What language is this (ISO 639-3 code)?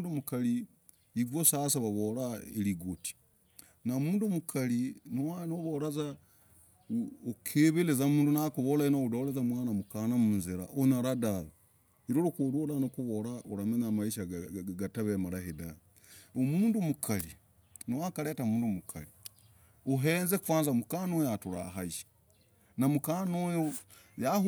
rag